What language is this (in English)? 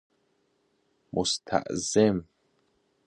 Persian